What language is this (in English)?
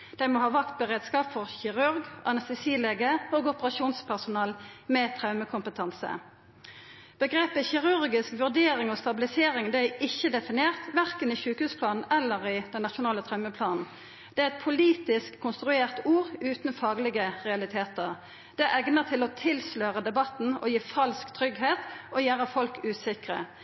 Norwegian Nynorsk